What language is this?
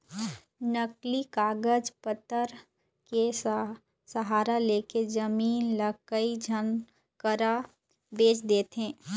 Chhattisgarhi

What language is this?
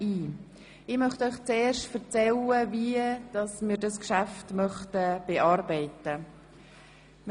Swiss German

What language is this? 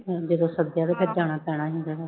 Punjabi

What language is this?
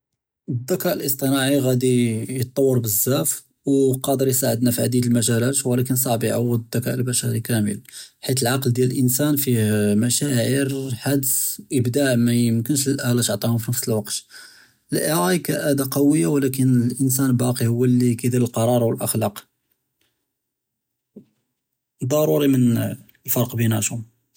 Judeo-Arabic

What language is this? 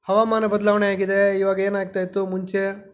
Kannada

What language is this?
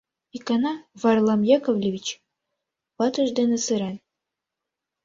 Mari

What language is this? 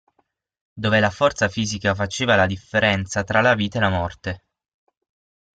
Italian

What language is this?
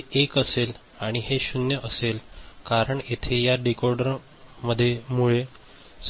Marathi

